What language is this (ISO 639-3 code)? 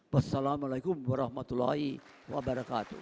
ind